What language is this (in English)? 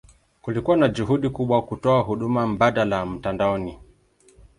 Swahili